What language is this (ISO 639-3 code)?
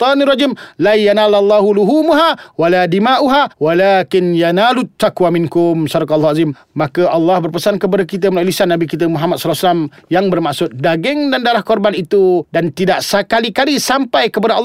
msa